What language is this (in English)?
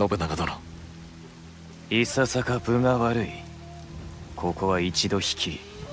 Japanese